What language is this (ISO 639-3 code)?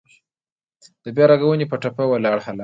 pus